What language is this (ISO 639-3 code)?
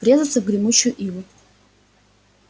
rus